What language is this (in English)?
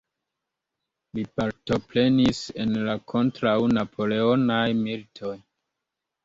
Esperanto